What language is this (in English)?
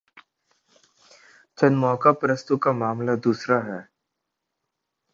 Urdu